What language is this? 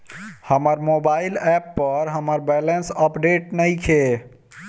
Bhojpuri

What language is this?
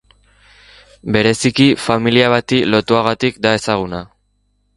Basque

